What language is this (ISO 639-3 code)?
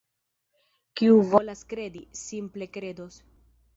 epo